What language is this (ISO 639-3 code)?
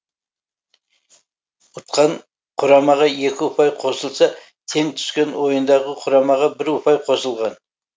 kaz